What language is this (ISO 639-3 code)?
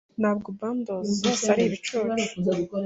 kin